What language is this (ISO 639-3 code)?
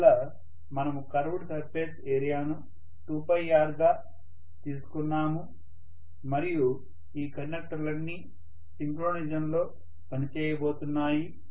tel